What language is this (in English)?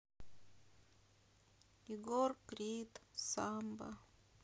Russian